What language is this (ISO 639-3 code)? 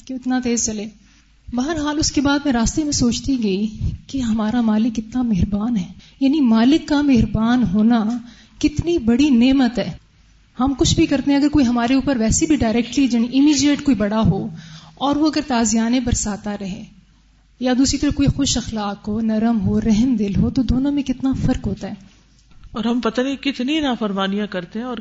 urd